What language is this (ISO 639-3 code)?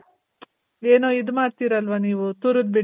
kan